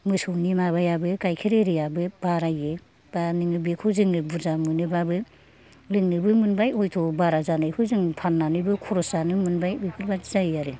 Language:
Bodo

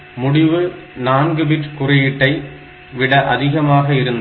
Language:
Tamil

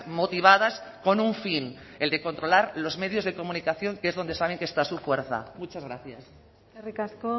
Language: Spanish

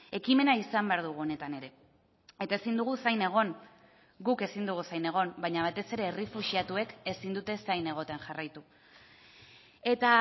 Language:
Basque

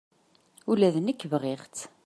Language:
Kabyle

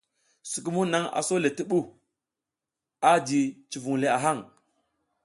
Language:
South Giziga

